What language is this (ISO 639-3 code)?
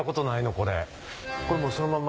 jpn